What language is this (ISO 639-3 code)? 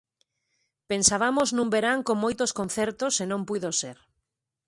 glg